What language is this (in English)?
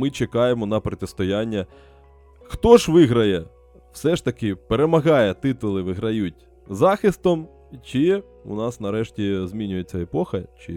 Ukrainian